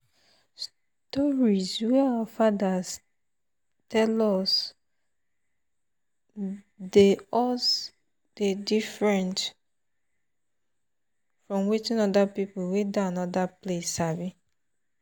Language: Nigerian Pidgin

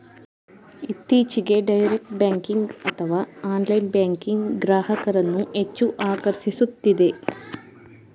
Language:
Kannada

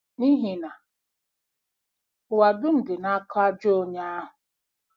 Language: Igbo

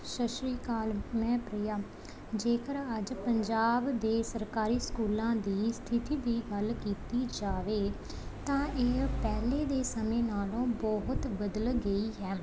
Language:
Punjabi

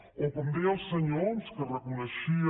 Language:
Catalan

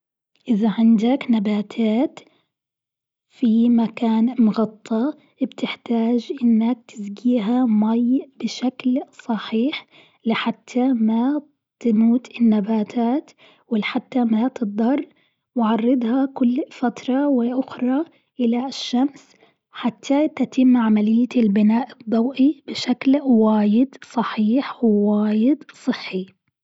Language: Gulf Arabic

